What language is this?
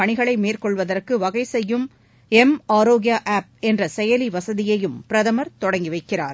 Tamil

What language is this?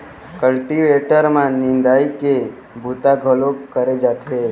Chhattisgarhi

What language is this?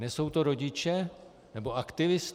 Czech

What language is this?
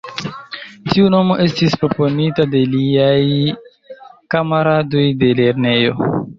Esperanto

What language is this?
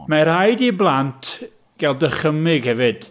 Welsh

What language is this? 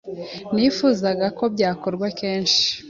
Kinyarwanda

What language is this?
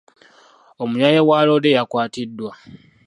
Ganda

